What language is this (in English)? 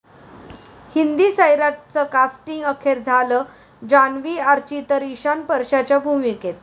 Marathi